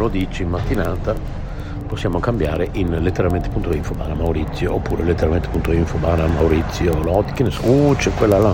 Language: Italian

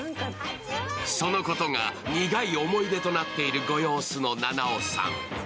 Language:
Japanese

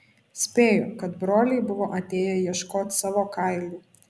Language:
Lithuanian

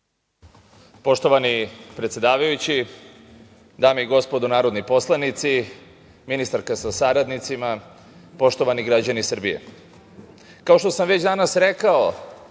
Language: Serbian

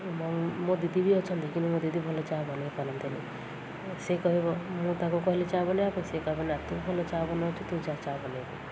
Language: Odia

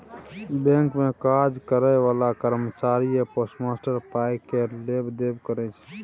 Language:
Maithili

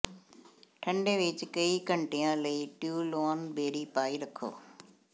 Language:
Punjabi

